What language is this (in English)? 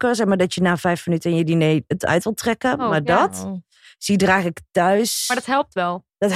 Dutch